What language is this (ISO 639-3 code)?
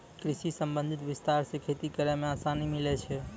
mai